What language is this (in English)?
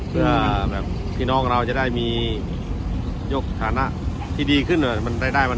Thai